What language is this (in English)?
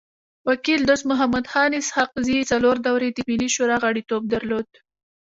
Pashto